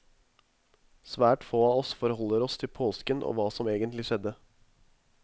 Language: Norwegian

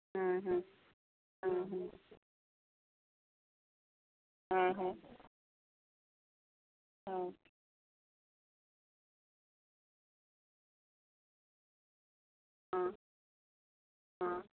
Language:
Santali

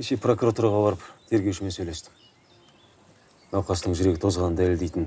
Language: Turkish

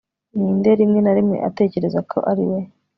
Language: Kinyarwanda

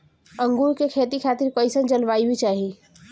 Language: Bhojpuri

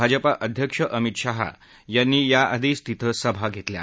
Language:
Marathi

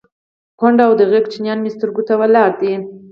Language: Pashto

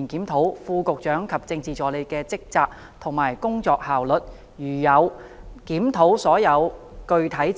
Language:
Cantonese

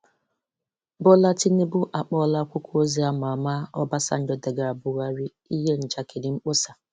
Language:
Igbo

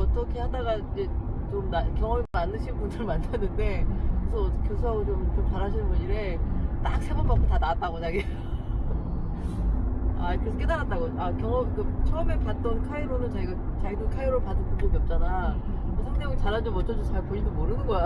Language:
Korean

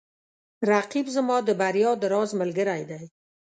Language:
Pashto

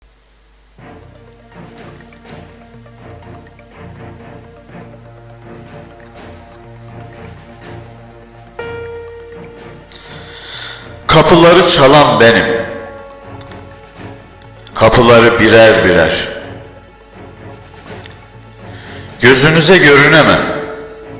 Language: Turkish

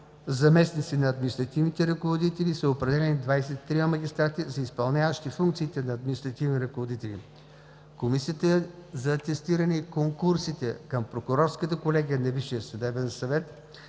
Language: Bulgarian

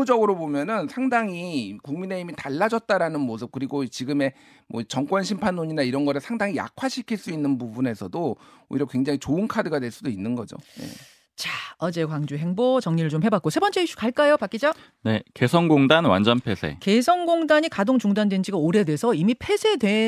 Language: Korean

